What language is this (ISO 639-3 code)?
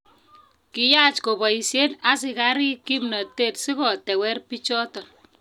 kln